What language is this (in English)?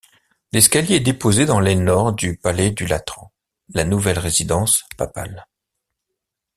French